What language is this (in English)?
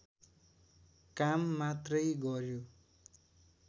Nepali